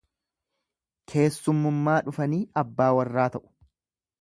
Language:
Oromo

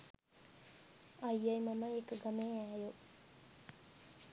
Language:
Sinhala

